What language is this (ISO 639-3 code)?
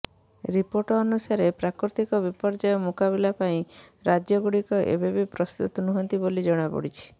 ori